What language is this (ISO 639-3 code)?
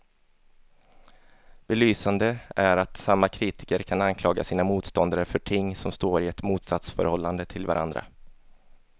swe